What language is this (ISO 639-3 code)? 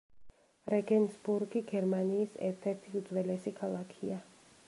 kat